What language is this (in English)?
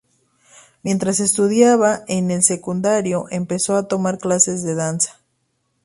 Spanish